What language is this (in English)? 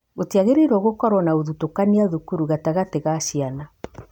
Kikuyu